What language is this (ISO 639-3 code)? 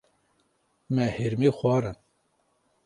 kur